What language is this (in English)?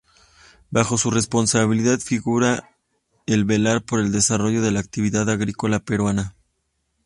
Spanish